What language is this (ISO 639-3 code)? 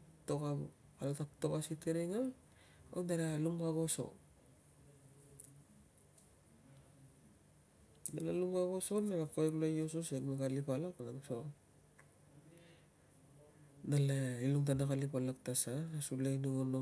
lcm